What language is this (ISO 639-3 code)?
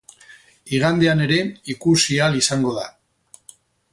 eus